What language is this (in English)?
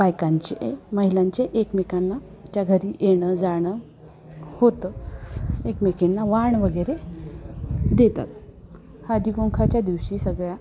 Marathi